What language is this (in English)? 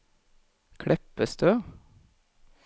Norwegian